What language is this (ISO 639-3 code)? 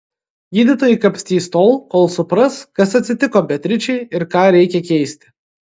lit